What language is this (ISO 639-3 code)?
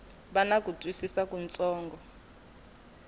tso